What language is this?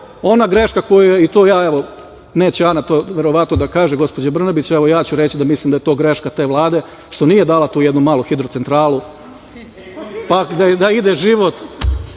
Serbian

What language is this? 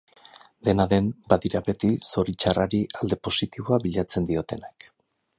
Basque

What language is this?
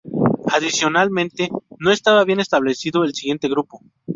Spanish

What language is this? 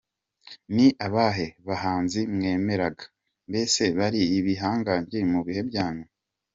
Kinyarwanda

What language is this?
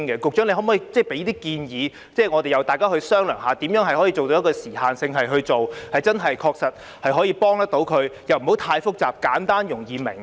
Cantonese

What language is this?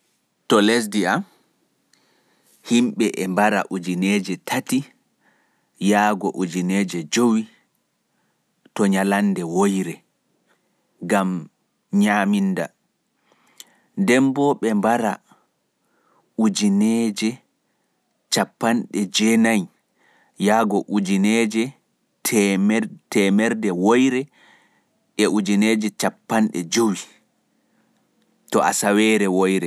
Pular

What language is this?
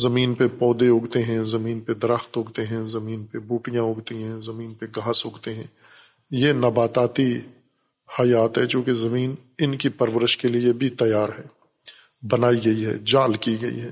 Urdu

